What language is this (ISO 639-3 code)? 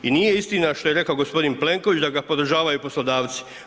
hrv